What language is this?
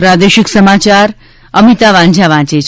Gujarati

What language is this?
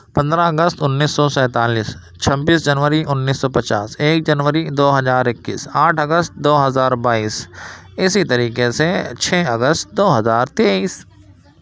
Urdu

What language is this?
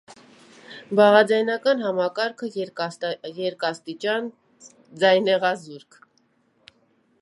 Armenian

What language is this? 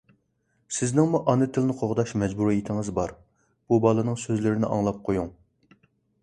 Uyghur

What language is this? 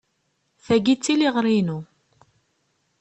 Kabyle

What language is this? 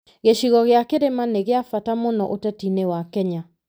Kikuyu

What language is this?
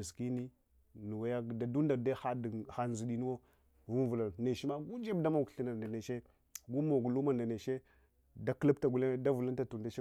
Hwana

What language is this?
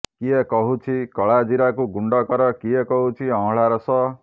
Odia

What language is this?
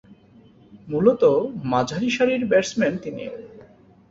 Bangla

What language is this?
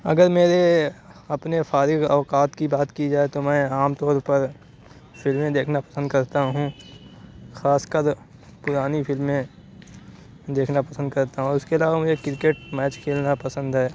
Urdu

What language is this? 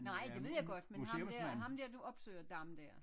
Danish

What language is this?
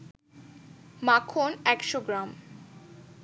Bangla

